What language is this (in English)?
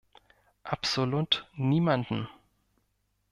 German